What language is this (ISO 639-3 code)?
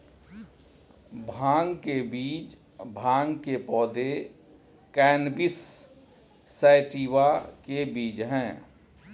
hin